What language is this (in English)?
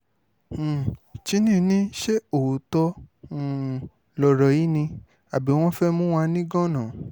Yoruba